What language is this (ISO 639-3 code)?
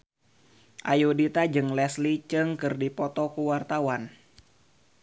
sun